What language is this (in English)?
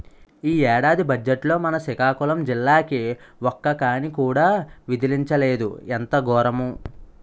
Telugu